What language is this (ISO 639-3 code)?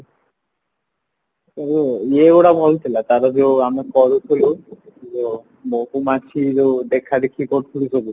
ori